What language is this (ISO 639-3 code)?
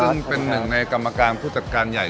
tha